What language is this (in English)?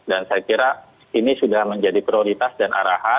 Indonesian